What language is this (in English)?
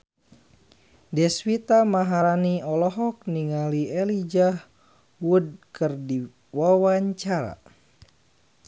Sundanese